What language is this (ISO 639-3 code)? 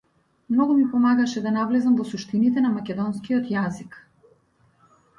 mkd